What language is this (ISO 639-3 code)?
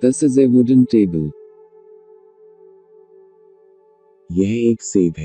eng